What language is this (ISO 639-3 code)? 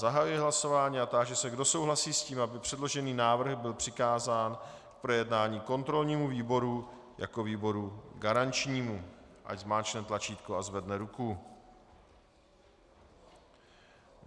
ces